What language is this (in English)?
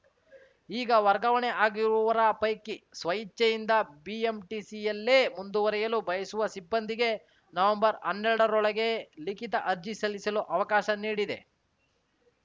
Kannada